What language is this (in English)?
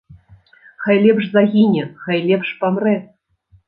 Belarusian